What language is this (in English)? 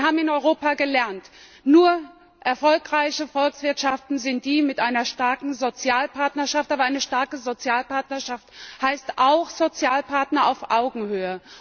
German